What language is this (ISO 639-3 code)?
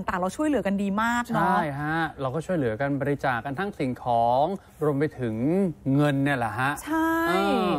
tha